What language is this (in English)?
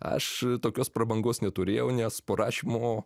Lithuanian